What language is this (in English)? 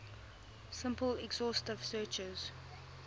English